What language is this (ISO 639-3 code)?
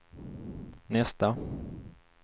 swe